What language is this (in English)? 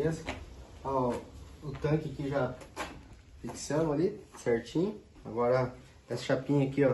Portuguese